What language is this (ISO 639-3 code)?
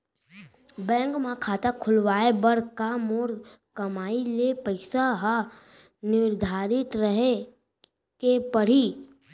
hne